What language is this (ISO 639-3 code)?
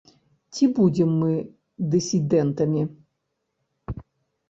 bel